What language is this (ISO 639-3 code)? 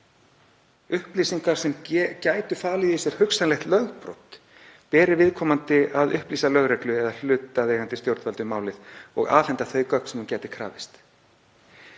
isl